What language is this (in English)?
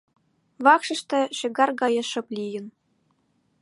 Mari